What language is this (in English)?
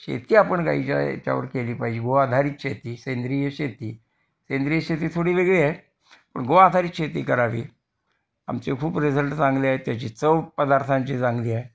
Marathi